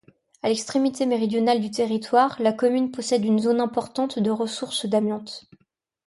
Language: French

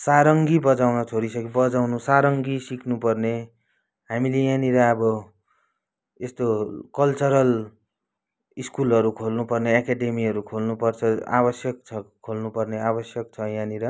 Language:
Nepali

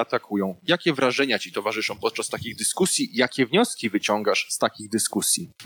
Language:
Polish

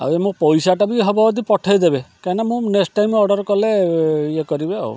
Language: Odia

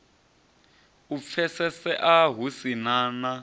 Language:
Venda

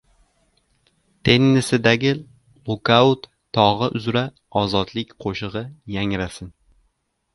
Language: Uzbek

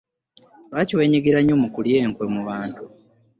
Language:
Ganda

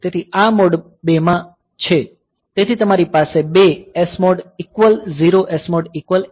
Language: Gujarati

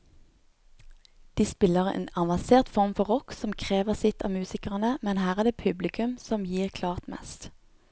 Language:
Norwegian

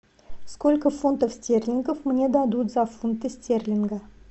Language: Russian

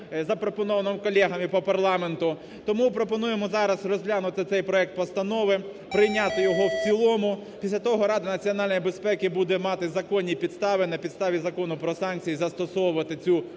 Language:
Ukrainian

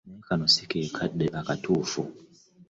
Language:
Ganda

